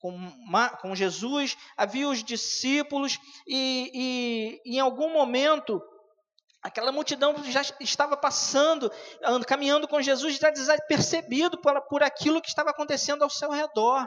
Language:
Portuguese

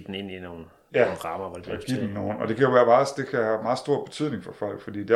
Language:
Danish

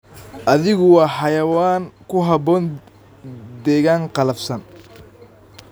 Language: Somali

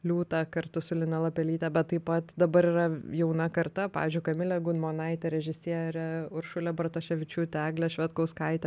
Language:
Lithuanian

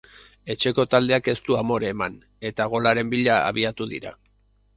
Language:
Basque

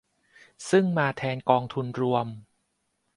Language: Thai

